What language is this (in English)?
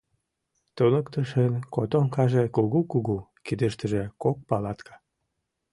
Mari